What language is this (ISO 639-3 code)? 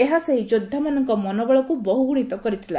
ori